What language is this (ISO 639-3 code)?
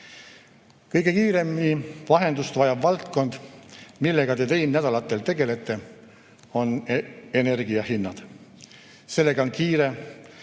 est